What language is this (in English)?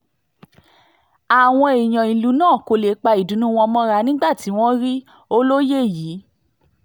Yoruba